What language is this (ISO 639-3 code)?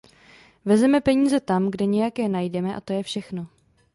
ces